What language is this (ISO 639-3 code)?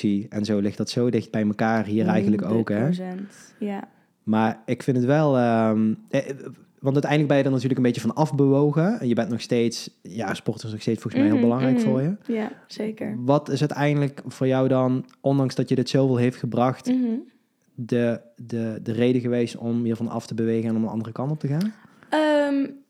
nld